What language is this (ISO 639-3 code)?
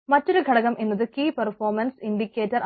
mal